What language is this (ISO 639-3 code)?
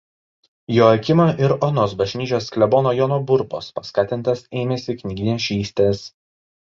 lit